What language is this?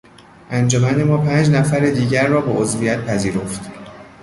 Persian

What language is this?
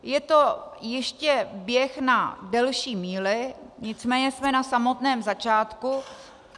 Czech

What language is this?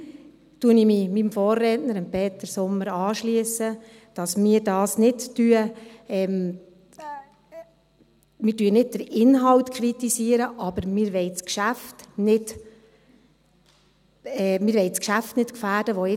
Swiss German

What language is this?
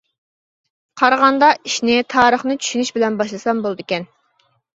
Uyghur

